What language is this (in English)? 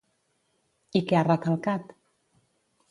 Catalan